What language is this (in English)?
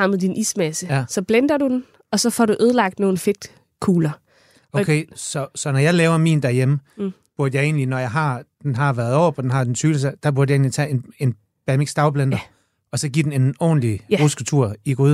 Danish